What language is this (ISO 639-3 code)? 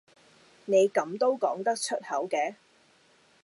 yue